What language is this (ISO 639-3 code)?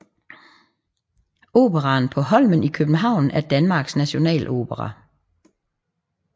dan